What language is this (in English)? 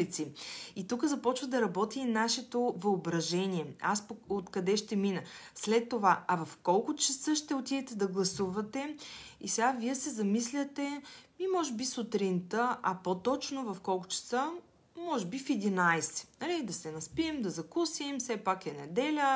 Bulgarian